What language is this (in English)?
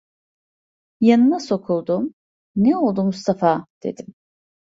Turkish